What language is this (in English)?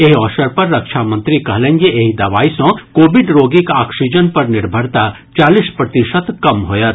Maithili